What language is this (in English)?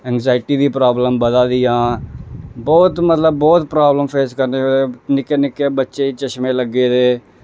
Dogri